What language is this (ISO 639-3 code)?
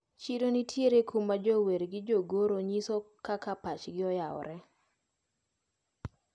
luo